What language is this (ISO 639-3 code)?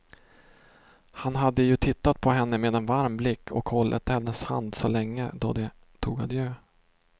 swe